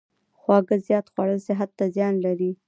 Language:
Pashto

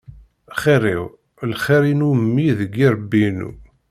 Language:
Kabyle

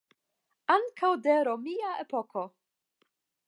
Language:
Esperanto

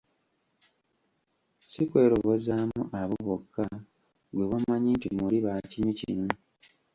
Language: Ganda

